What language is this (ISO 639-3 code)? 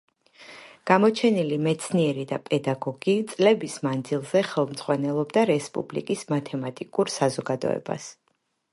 kat